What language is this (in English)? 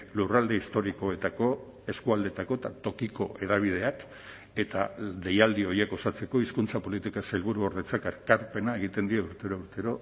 Basque